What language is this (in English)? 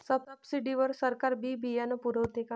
Marathi